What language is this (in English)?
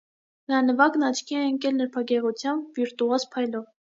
Armenian